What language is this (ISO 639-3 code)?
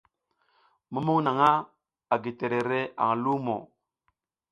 giz